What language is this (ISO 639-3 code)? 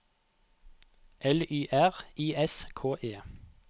nor